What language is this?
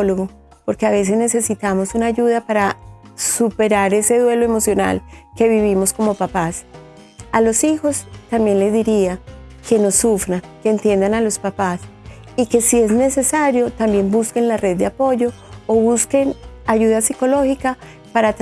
Spanish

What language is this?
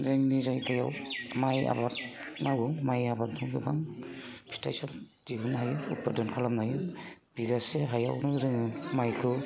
Bodo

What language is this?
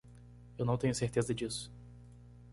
Portuguese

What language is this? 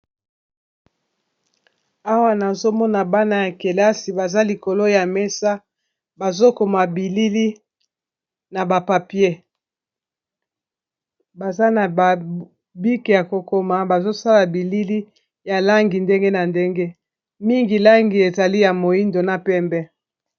Lingala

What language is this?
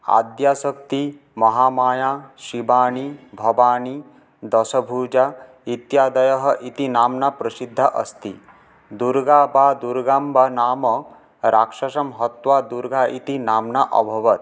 Sanskrit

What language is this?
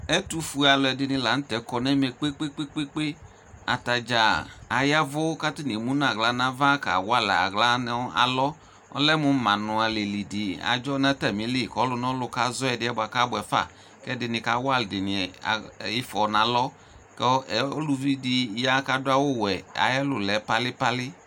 Ikposo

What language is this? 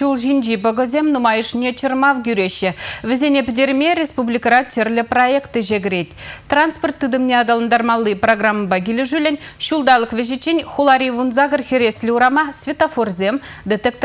Russian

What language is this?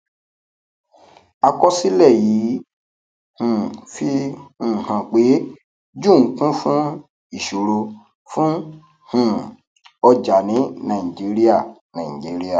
Yoruba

